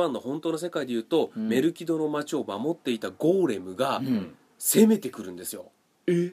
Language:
Japanese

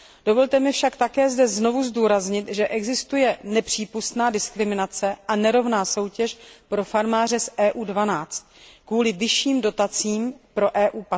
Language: Czech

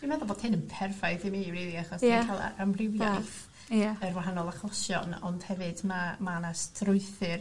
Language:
Welsh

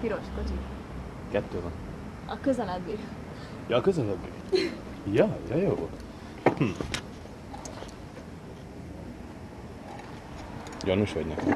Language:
Hungarian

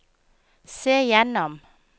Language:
Norwegian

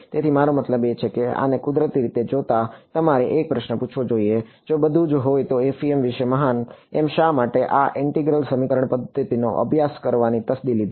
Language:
Gujarati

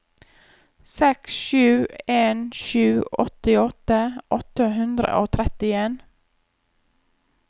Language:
Norwegian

